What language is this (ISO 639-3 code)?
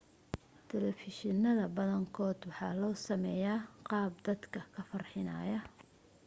som